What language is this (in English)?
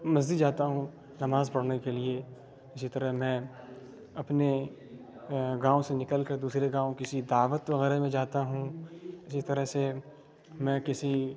Urdu